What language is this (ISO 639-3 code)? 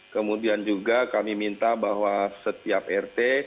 ind